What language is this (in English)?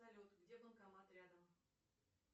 Russian